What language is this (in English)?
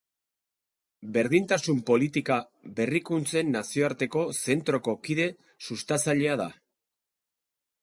Basque